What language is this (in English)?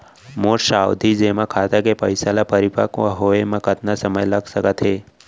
Chhattisgarhi